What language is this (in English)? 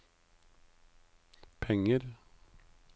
Norwegian